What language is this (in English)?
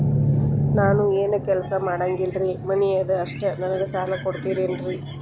Kannada